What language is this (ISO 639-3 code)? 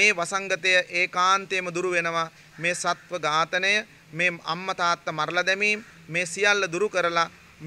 hin